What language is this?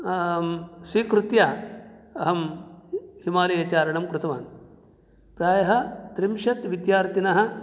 Sanskrit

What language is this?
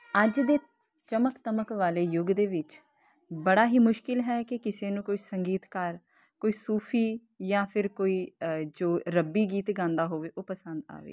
Punjabi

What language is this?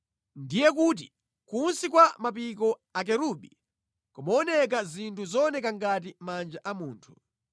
Nyanja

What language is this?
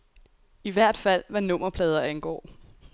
Danish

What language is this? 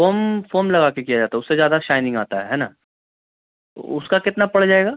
Urdu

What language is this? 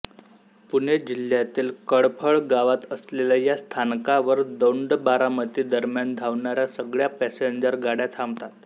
Marathi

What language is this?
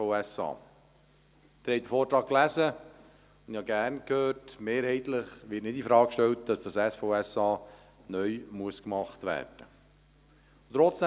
Swiss German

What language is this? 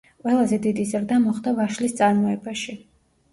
Georgian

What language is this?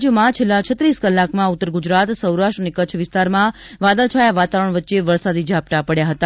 Gujarati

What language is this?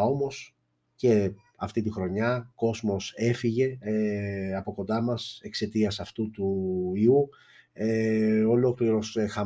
Greek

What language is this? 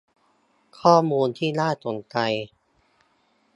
Thai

